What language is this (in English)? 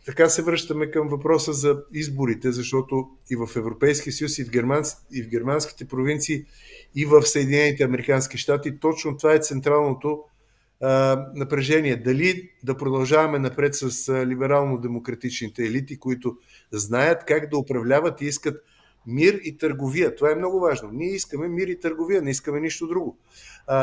Bulgarian